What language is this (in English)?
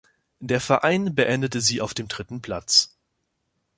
German